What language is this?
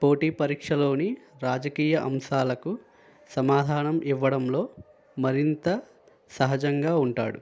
Telugu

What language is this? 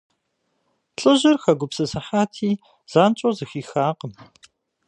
Kabardian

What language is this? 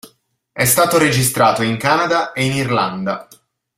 Italian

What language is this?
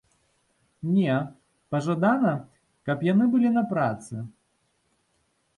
Belarusian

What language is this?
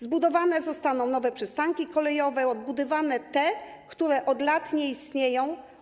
Polish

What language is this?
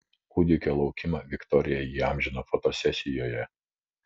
Lithuanian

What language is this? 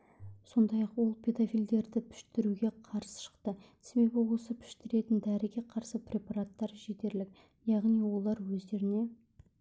Kazakh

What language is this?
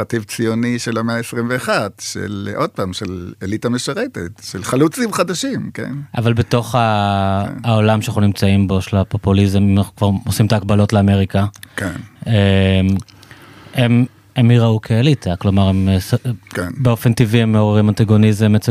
Hebrew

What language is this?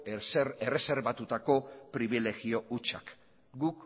Basque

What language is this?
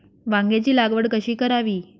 Marathi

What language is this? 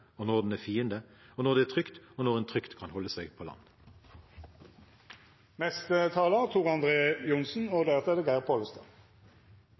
Norwegian Bokmål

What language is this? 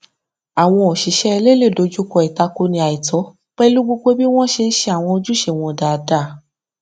Yoruba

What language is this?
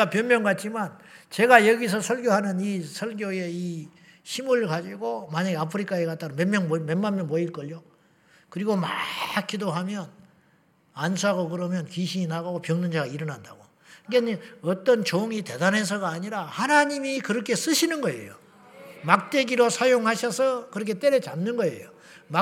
Korean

